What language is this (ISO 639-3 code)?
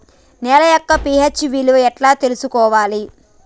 tel